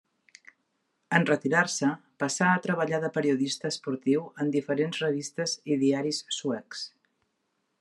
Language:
Catalan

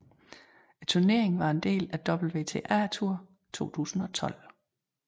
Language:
Danish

